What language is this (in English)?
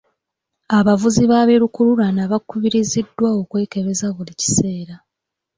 Ganda